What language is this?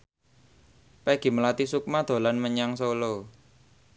Javanese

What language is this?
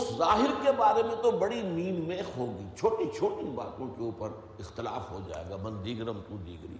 Urdu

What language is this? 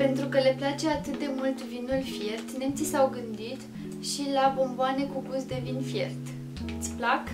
Romanian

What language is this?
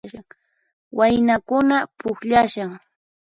Puno Quechua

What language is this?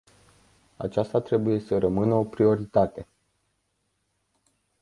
Romanian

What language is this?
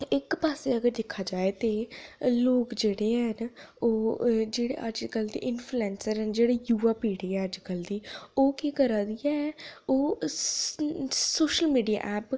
Dogri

